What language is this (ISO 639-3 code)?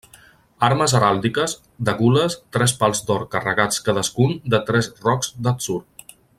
cat